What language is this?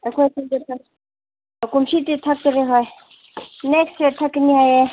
Manipuri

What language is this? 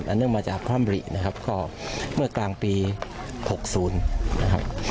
Thai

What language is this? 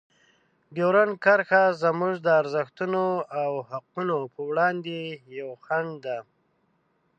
Pashto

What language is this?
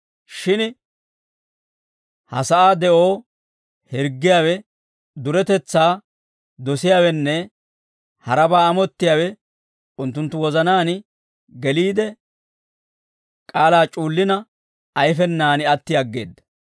Dawro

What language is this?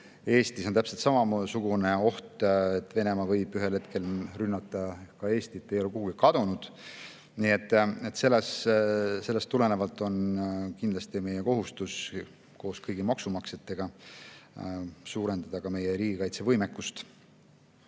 Estonian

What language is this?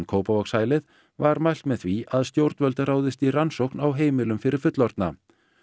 Icelandic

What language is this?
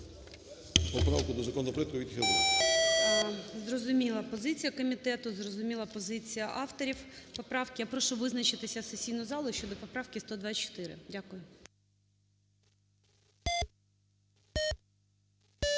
Ukrainian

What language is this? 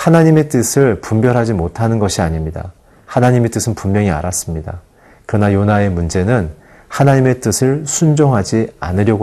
Korean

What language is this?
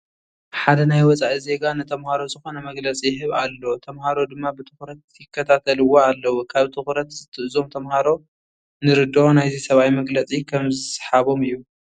Tigrinya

